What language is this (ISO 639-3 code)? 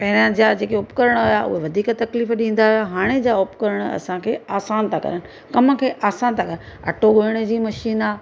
snd